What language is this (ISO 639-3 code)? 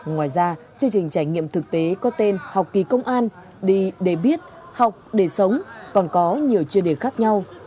vie